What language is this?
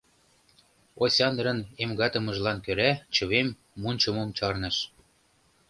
Mari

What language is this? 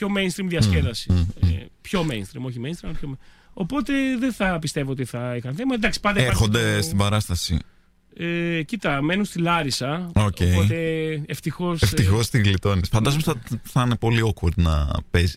Greek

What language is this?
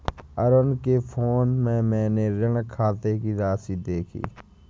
Hindi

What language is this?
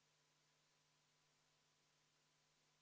Estonian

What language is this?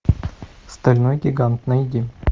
Russian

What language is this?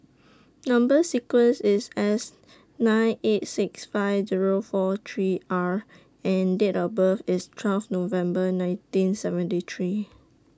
English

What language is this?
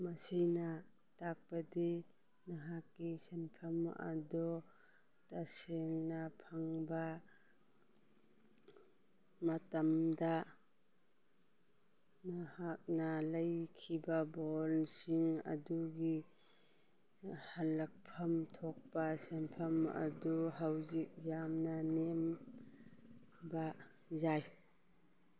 Manipuri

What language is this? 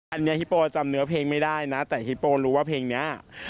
Thai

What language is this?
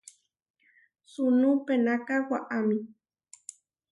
Huarijio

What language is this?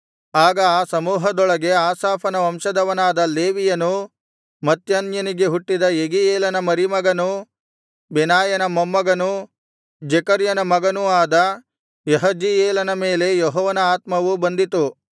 Kannada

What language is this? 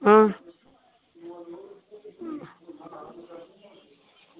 Dogri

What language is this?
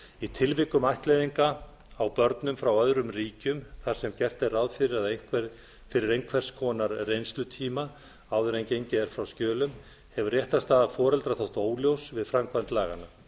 Icelandic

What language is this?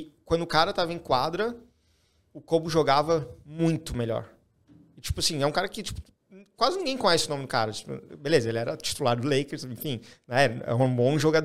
Portuguese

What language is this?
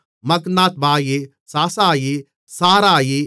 Tamil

